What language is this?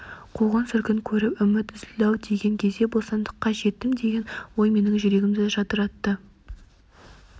Kazakh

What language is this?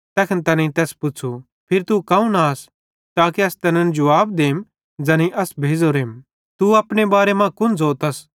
Bhadrawahi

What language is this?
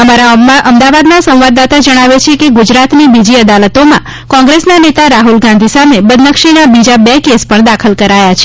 Gujarati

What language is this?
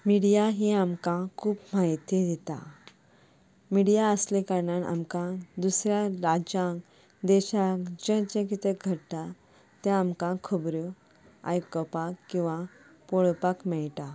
Konkani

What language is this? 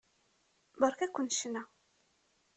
Kabyle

